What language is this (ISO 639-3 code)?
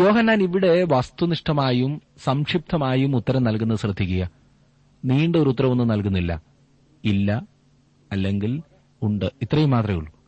mal